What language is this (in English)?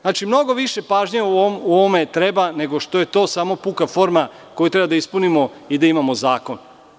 Serbian